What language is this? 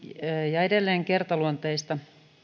Finnish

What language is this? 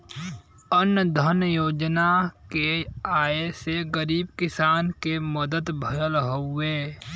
Bhojpuri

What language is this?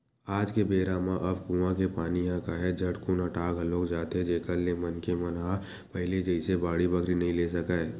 Chhattisgarhi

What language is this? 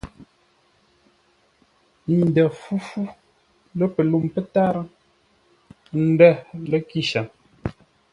Ngombale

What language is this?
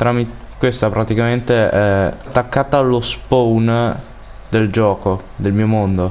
Italian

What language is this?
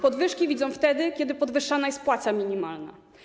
Polish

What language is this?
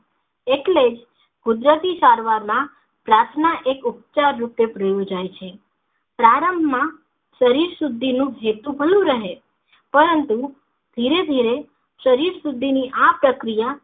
Gujarati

